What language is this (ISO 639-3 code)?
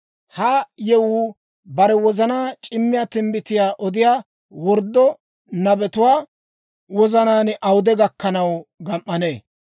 dwr